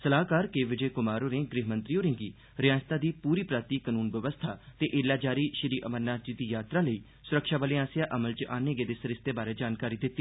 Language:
Dogri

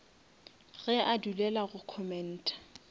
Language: Northern Sotho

